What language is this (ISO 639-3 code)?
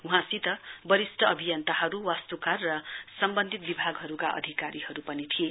nep